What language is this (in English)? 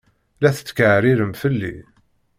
Kabyle